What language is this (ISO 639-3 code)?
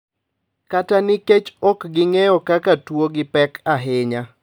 luo